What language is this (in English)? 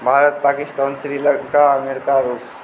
Maithili